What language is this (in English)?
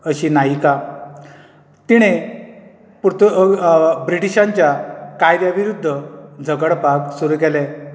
Konkani